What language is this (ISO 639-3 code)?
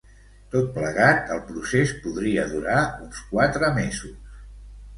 cat